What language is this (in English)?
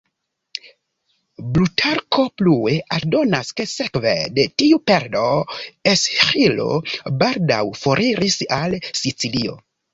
Esperanto